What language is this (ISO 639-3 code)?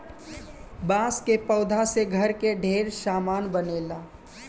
bho